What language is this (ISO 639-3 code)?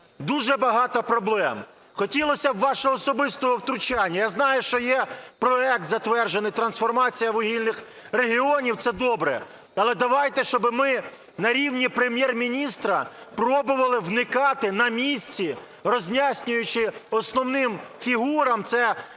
ukr